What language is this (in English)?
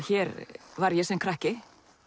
Icelandic